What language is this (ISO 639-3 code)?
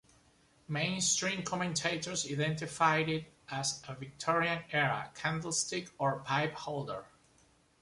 eng